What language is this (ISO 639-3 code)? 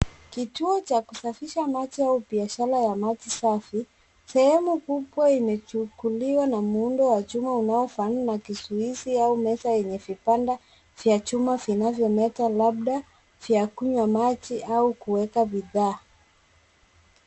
swa